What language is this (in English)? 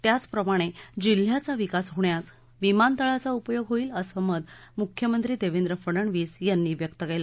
Marathi